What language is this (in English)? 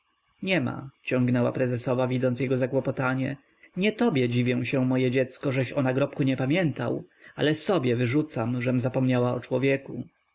Polish